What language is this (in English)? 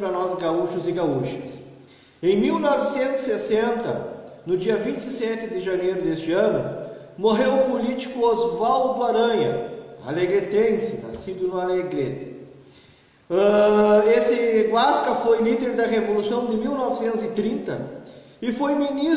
Portuguese